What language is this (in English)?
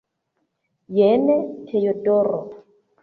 Esperanto